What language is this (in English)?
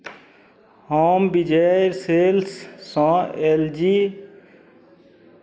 Maithili